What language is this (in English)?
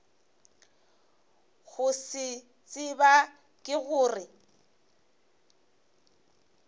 Northern Sotho